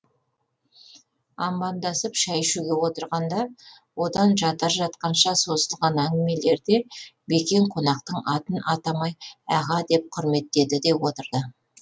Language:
Kazakh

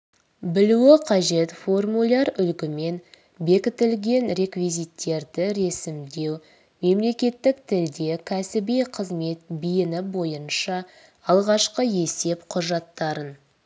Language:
Kazakh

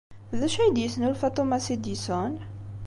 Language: Kabyle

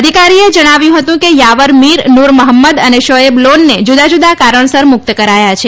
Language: Gujarati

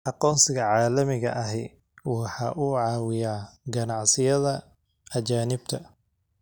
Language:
Somali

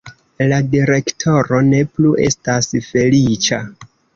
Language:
Esperanto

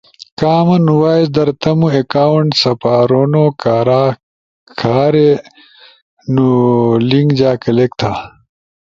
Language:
Ushojo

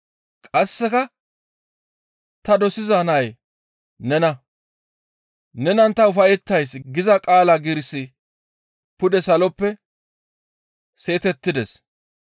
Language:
Gamo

